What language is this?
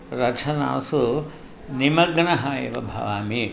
Sanskrit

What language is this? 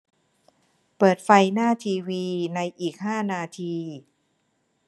Thai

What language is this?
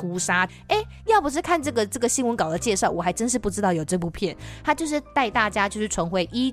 Chinese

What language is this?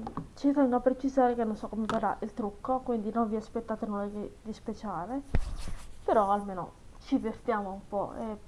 Italian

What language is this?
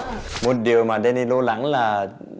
Vietnamese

